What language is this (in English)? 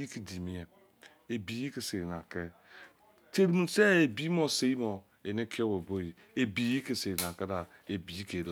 Izon